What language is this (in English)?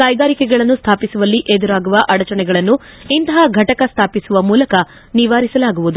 Kannada